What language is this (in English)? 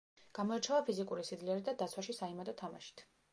Georgian